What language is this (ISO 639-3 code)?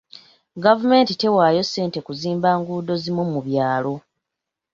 lug